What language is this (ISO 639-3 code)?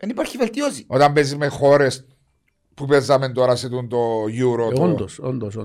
ell